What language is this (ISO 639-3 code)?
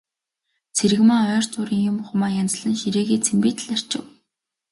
mon